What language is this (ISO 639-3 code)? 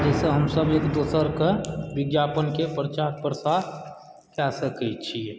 mai